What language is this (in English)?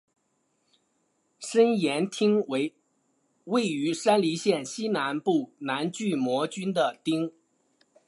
Chinese